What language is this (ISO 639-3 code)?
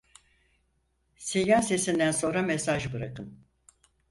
tur